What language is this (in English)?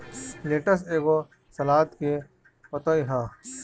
Bhojpuri